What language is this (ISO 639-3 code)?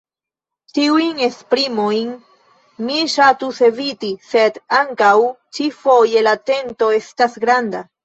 epo